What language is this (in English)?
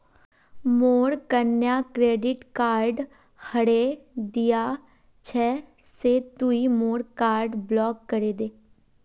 Magahi